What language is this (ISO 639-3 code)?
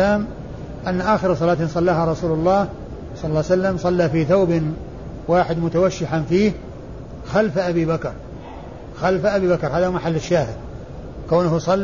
ara